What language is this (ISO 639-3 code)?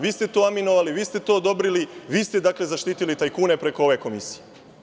srp